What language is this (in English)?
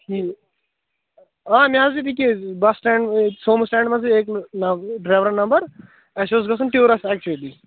Kashmiri